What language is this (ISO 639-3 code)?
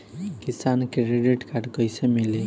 bho